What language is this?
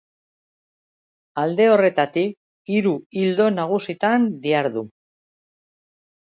Basque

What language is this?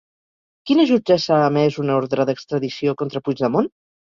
Catalan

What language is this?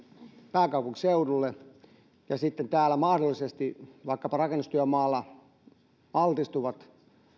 Finnish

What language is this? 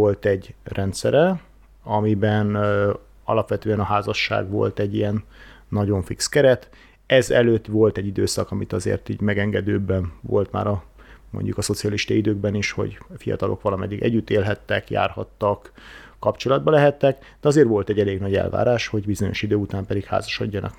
Hungarian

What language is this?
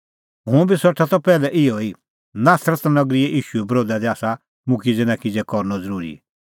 Kullu Pahari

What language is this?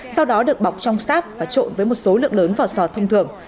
Vietnamese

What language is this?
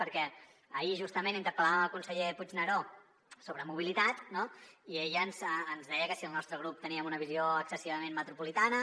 Catalan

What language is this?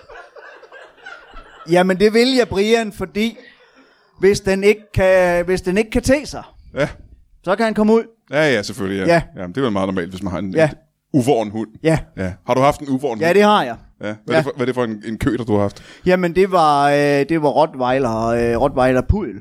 Danish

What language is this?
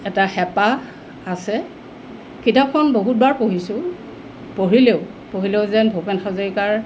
Assamese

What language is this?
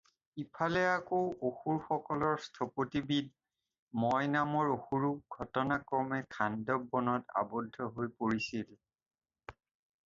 Assamese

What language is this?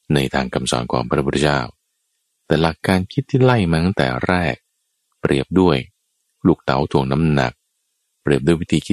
Thai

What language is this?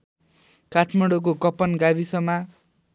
Nepali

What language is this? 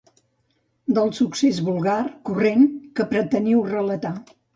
Catalan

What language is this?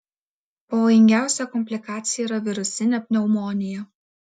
Lithuanian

